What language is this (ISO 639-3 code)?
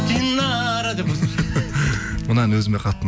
kaz